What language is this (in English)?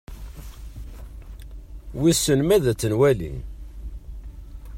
Kabyle